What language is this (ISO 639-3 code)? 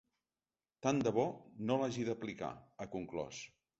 cat